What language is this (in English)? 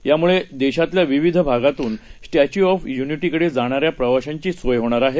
Marathi